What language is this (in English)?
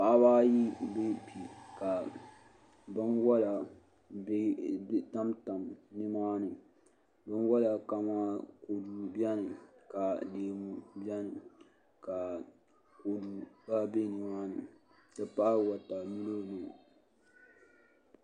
Dagbani